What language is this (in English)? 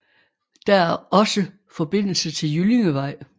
Danish